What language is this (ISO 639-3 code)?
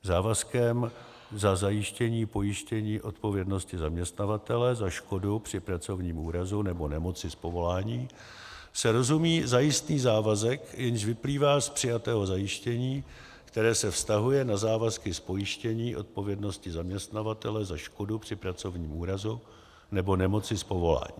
ces